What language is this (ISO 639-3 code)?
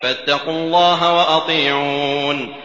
ara